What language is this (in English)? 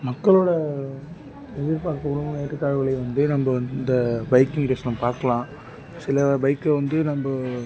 Tamil